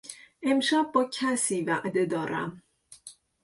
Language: Persian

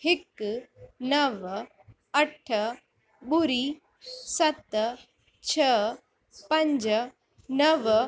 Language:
Sindhi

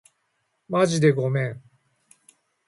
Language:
Japanese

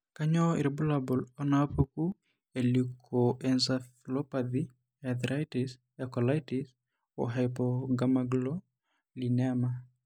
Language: Masai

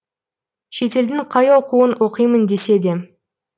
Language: Kazakh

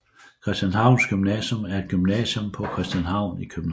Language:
Danish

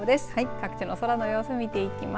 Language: Japanese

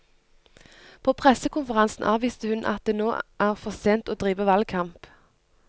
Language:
Norwegian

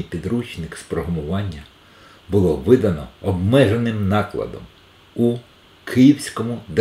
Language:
Ukrainian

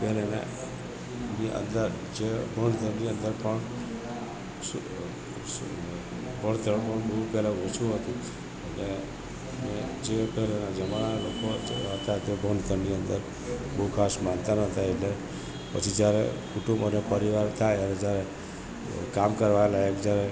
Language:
Gujarati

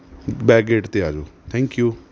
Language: Punjabi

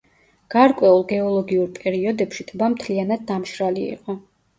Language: Georgian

